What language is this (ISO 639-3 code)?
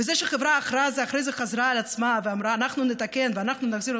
heb